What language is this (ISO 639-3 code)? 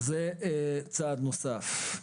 heb